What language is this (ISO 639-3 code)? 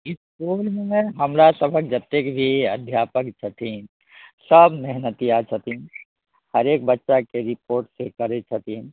mai